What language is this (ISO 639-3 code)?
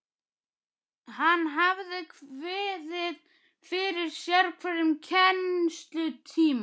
isl